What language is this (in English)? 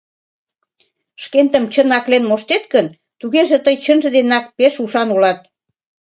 Mari